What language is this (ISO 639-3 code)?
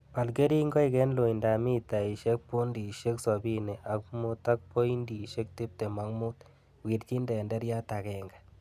kln